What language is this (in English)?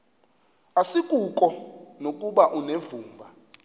Xhosa